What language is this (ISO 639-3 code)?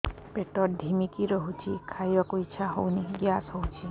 ori